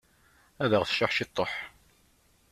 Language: Kabyle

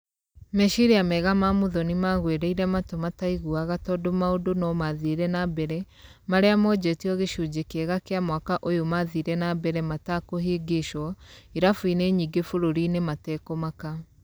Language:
Kikuyu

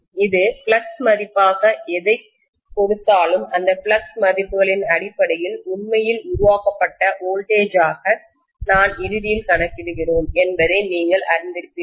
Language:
Tamil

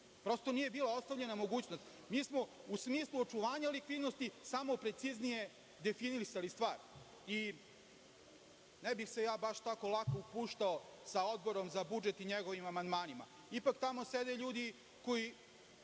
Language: Serbian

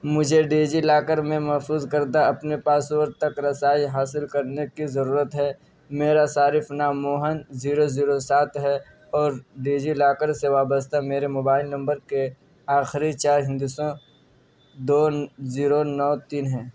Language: Urdu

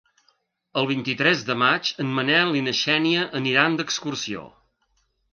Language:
Catalan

